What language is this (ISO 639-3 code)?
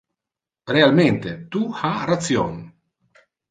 ina